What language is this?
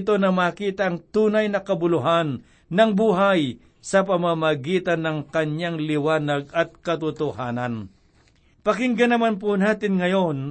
Filipino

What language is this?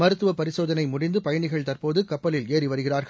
Tamil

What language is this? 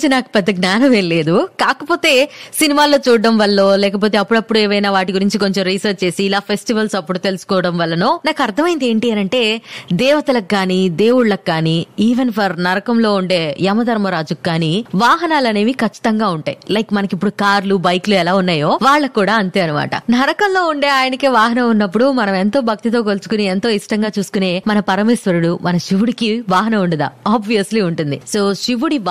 Telugu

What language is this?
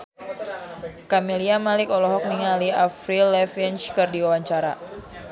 Sundanese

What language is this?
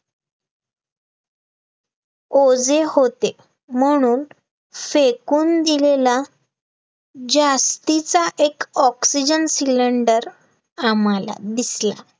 Marathi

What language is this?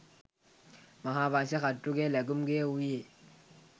Sinhala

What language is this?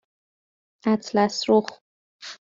Persian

